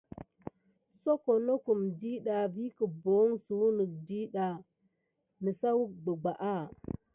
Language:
Gidar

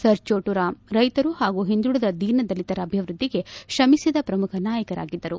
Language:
Kannada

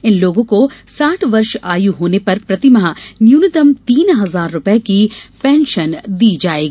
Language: Hindi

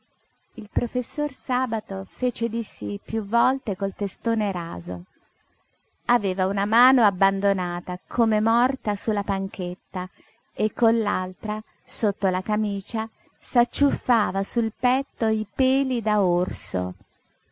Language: Italian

